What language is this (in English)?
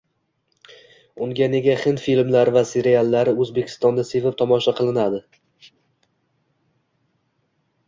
Uzbek